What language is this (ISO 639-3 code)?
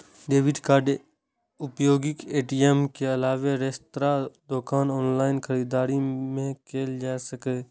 mai